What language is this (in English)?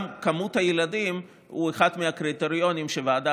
Hebrew